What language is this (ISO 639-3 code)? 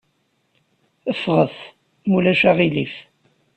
kab